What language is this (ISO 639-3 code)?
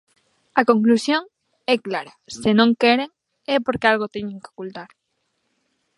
glg